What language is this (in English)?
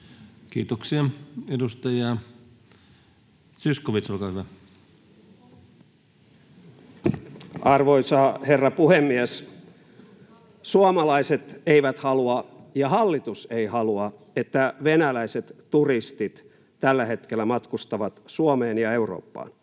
Finnish